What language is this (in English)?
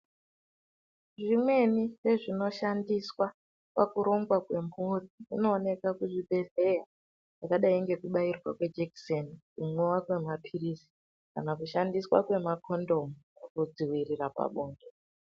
Ndau